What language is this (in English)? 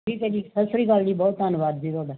Punjabi